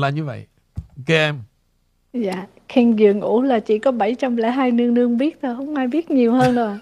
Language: Vietnamese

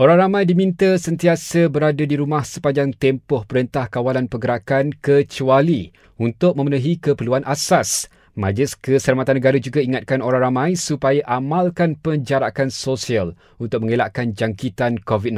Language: Malay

